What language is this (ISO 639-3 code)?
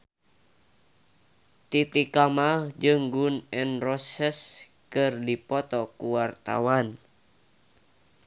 sun